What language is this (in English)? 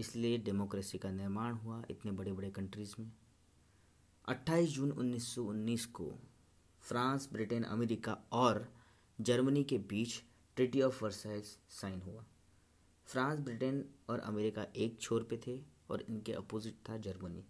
Hindi